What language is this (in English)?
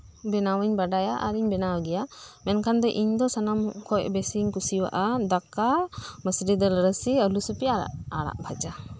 Santali